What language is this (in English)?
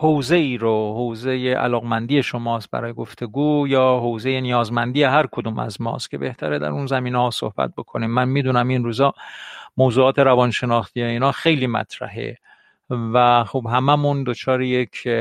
Persian